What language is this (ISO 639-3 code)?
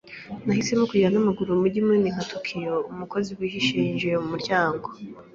kin